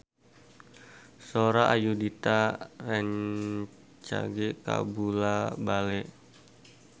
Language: Sundanese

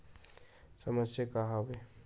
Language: Chhattisgarhi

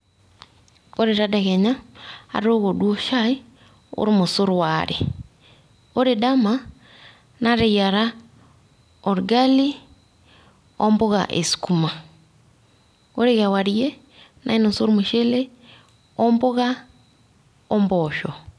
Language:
Masai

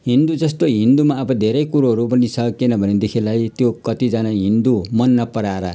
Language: Nepali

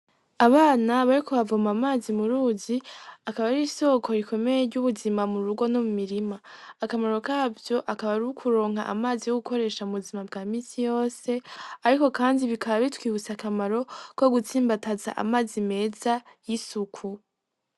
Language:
Rundi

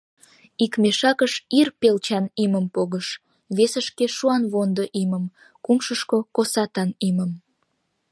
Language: Mari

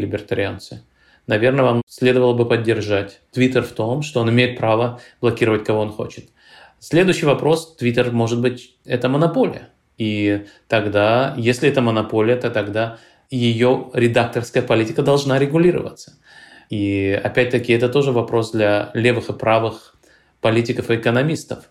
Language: Russian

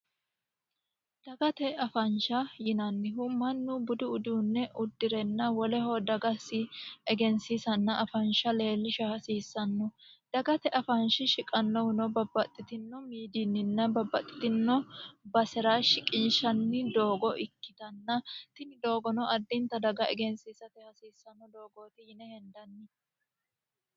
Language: Sidamo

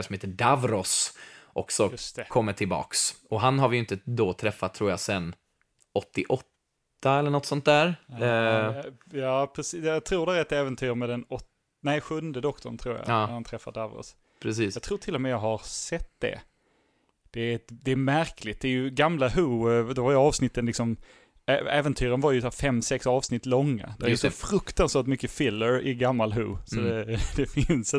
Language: Swedish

